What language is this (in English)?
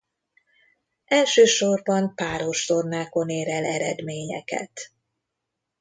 Hungarian